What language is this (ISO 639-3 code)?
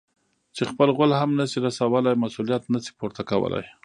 pus